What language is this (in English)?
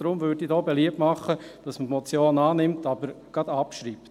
Swiss German